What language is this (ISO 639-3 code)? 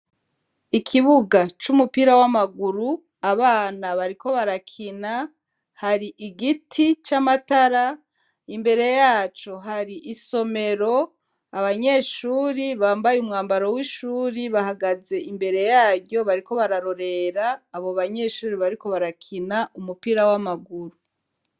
run